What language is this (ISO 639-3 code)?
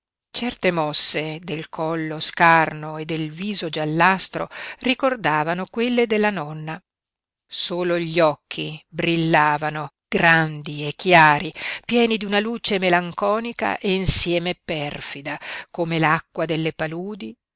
ita